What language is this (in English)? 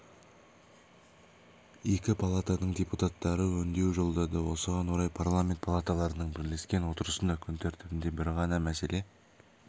Kazakh